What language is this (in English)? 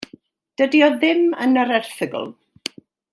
Welsh